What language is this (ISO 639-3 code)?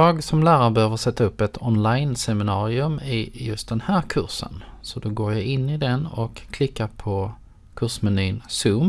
swe